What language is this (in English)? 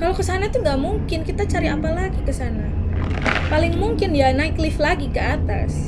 Indonesian